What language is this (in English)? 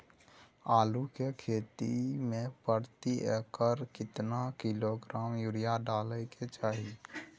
Maithili